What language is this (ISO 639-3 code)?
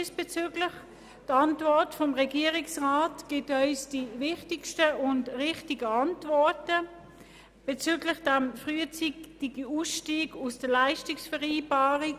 gsw